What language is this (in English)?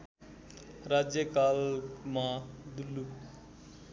Nepali